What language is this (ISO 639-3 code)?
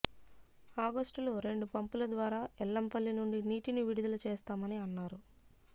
tel